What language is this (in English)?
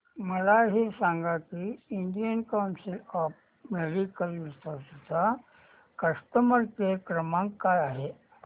Marathi